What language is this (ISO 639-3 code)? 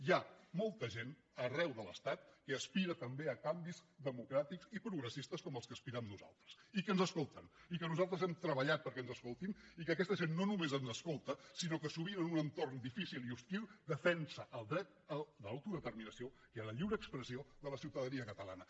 cat